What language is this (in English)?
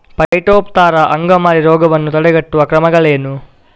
Kannada